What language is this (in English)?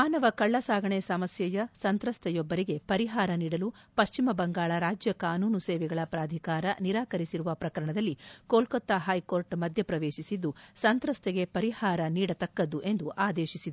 Kannada